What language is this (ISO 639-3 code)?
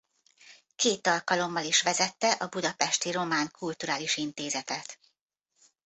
hun